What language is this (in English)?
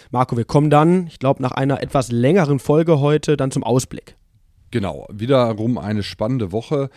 German